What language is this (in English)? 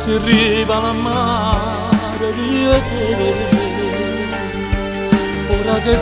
Romanian